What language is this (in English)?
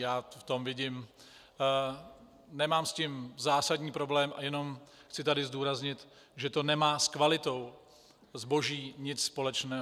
Czech